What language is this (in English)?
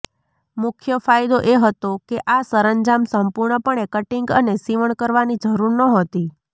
Gujarati